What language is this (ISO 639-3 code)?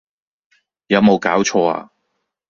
yue